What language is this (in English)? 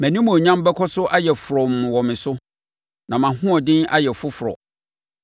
Akan